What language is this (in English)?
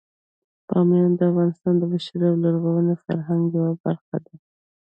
Pashto